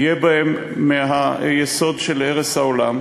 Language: Hebrew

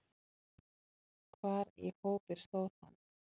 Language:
Icelandic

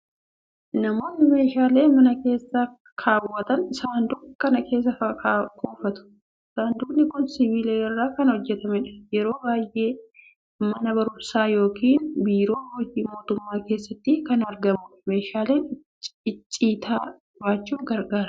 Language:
Oromo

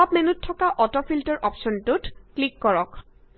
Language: Assamese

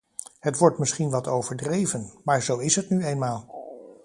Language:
Dutch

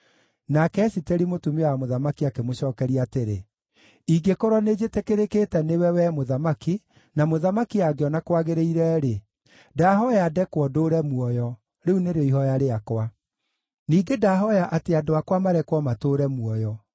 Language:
Kikuyu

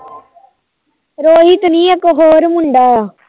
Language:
Punjabi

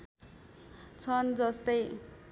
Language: Nepali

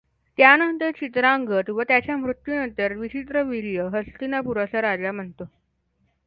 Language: Marathi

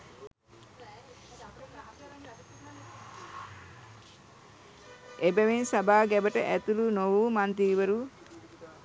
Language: Sinhala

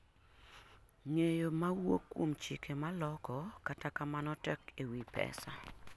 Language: Luo (Kenya and Tanzania)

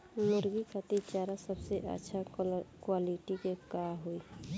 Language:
Bhojpuri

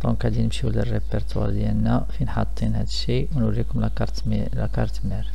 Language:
Arabic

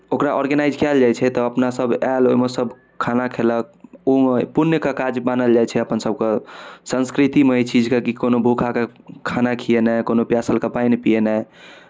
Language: Maithili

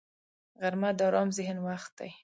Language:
Pashto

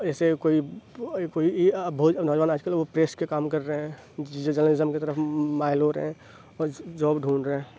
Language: Urdu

